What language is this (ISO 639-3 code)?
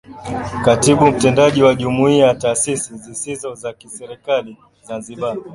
swa